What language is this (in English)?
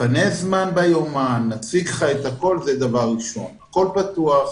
Hebrew